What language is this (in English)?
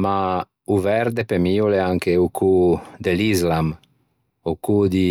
Ligurian